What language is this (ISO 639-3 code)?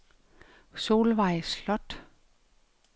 dan